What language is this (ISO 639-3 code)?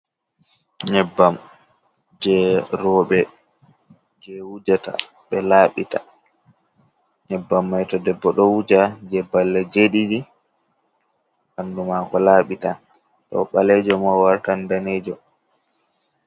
ful